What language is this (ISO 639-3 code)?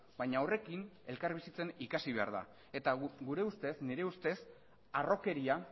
eus